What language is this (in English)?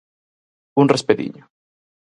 Galician